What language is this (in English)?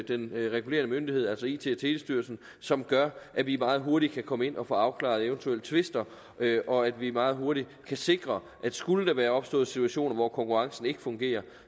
Danish